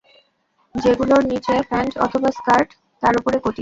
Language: Bangla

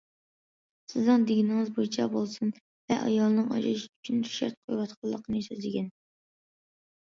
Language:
Uyghur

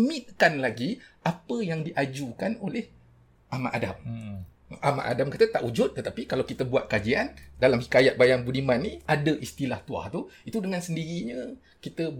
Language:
Malay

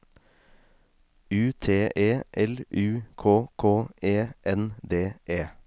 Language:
Norwegian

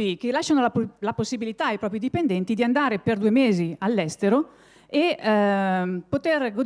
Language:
Italian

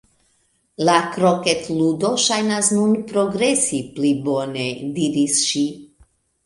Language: Esperanto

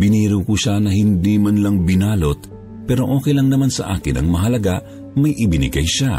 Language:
Filipino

